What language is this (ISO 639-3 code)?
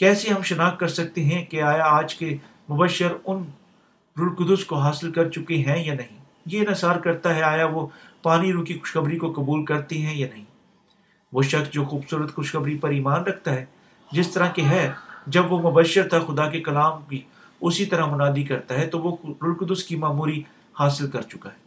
urd